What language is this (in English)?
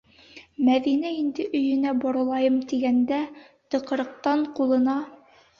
Bashkir